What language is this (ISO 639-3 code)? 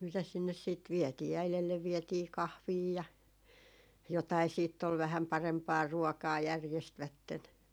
fin